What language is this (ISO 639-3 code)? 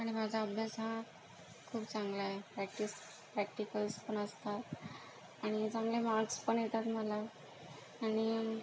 mar